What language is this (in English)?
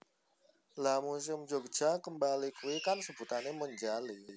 Javanese